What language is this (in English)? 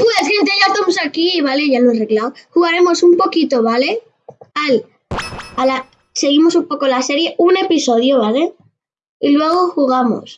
Spanish